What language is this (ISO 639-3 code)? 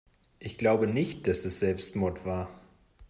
deu